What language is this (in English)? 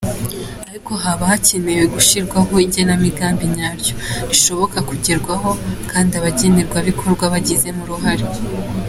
Kinyarwanda